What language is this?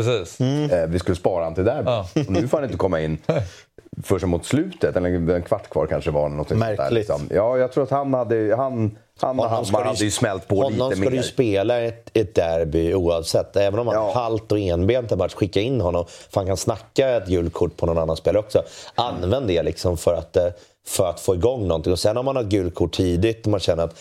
Swedish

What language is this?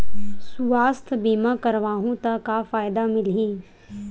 Chhattisgarhi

